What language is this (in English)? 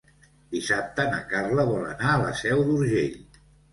Catalan